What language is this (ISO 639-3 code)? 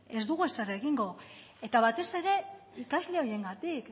eus